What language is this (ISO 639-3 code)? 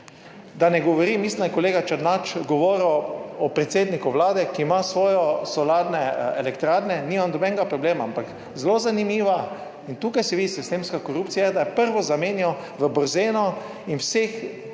slv